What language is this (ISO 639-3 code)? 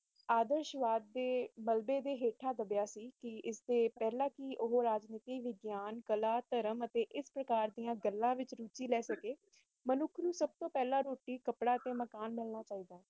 pan